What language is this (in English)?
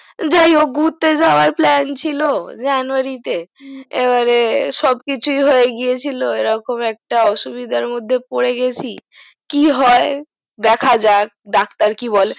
Bangla